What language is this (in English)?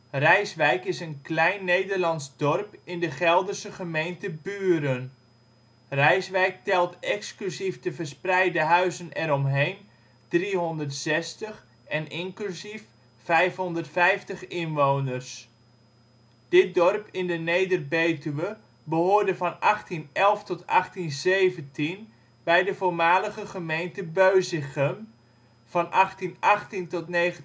Dutch